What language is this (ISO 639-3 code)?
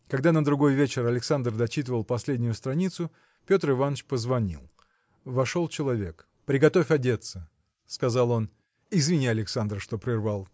rus